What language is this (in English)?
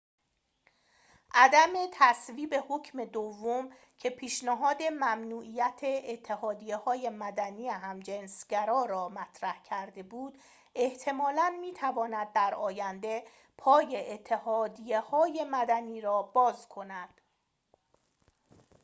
Persian